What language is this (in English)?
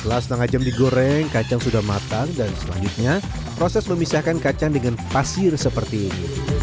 Indonesian